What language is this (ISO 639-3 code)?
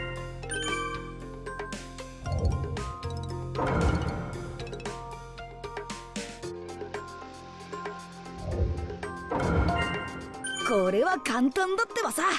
jpn